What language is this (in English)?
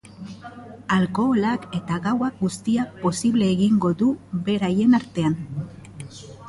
Basque